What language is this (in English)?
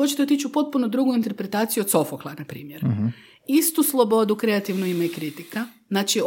Croatian